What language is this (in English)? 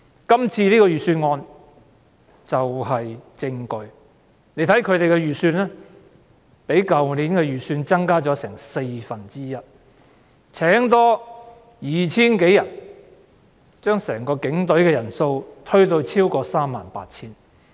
Cantonese